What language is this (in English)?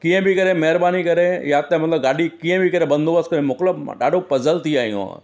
Sindhi